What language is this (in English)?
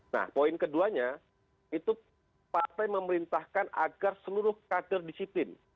Indonesian